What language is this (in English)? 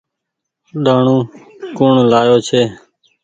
Goaria